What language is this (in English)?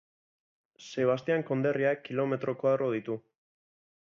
Basque